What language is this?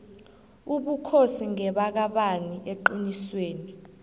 South Ndebele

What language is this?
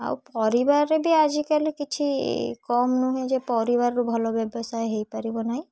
Odia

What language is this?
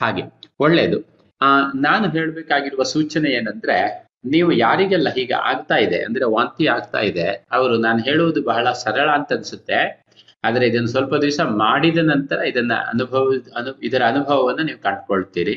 Kannada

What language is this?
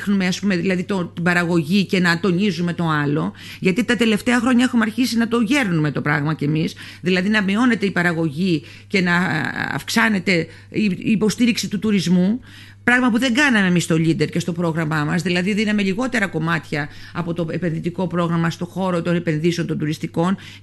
Greek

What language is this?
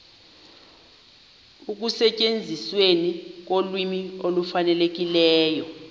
Xhosa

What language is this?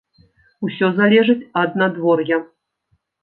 Belarusian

